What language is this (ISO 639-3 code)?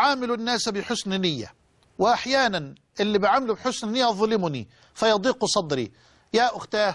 ara